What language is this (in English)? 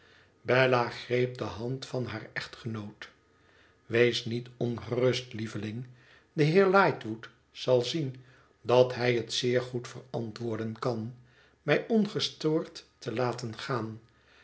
Dutch